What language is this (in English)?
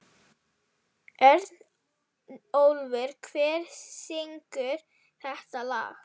Icelandic